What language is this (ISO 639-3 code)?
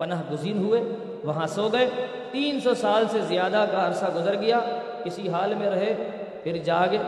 urd